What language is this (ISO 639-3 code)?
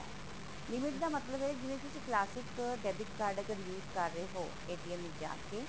pan